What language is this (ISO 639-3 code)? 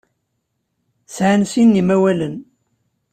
kab